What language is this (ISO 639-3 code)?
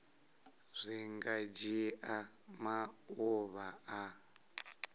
ven